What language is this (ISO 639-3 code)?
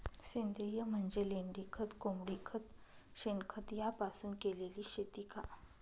mar